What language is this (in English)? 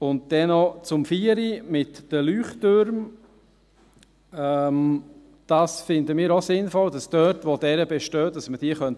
Swiss German